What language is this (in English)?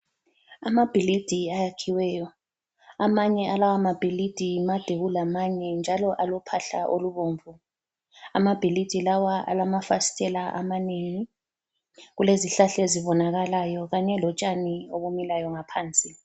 North Ndebele